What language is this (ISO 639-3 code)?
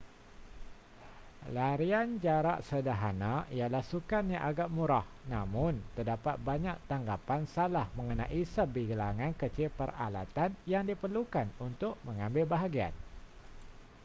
msa